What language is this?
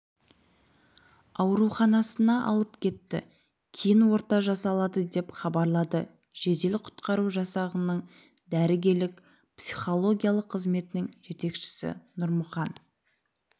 Kazakh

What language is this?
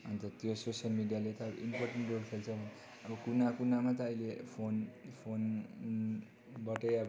Nepali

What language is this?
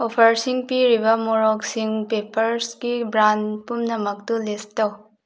Manipuri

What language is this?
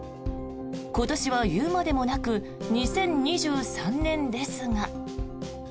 Japanese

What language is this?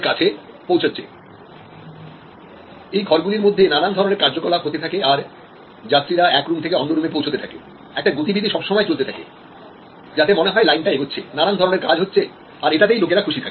Bangla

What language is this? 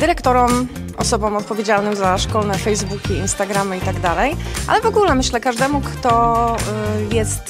Polish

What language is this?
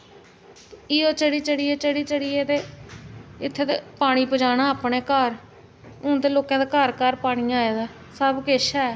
Dogri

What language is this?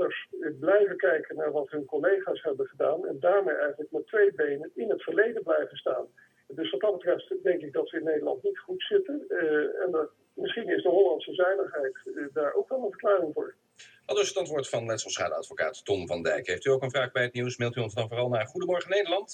Dutch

